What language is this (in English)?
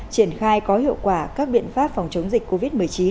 Vietnamese